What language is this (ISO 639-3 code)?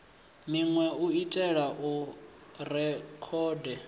ven